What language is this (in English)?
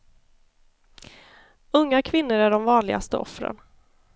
Swedish